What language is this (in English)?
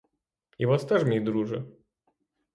Ukrainian